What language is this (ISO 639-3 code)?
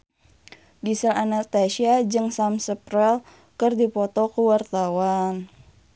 sun